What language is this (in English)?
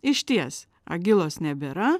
Lithuanian